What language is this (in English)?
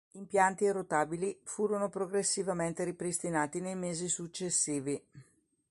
Italian